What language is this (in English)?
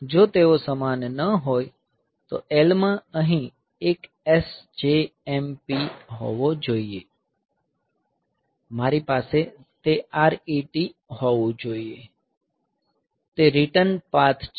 Gujarati